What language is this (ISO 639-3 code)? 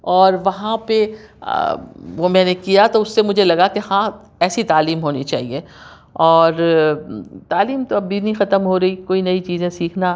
urd